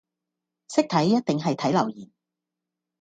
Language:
Cantonese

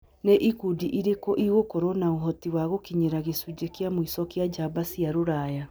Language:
Kikuyu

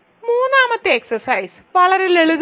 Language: Malayalam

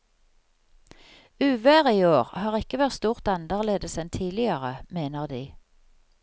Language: Norwegian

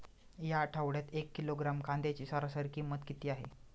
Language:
Marathi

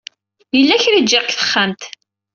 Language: Kabyle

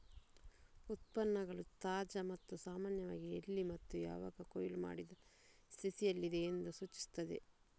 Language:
Kannada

